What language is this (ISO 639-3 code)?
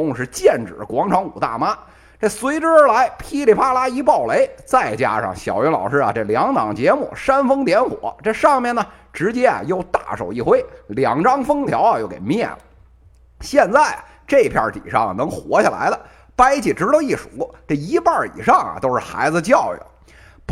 zho